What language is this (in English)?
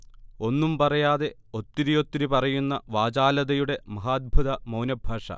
Malayalam